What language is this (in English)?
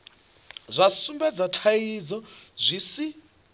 Venda